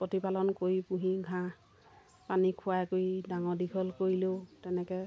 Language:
Assamese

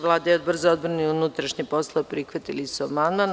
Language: Serbian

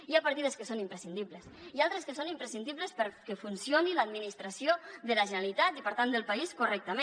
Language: Catalan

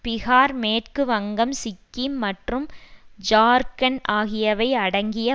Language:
Tamil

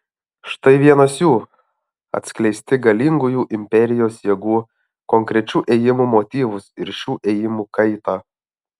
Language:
Lithuanian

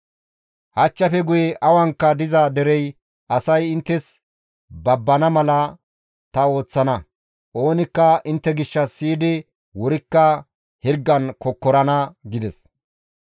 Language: Gamo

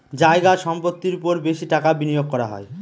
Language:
Bangla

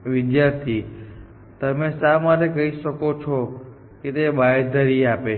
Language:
Gujarati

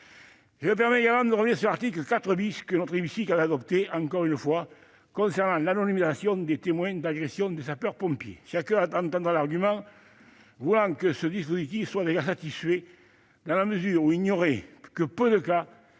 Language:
French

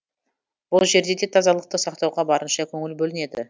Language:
Kazakh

